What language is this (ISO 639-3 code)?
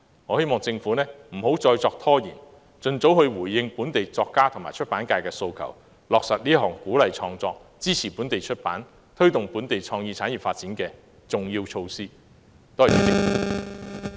yue